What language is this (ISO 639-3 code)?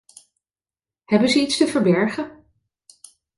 nld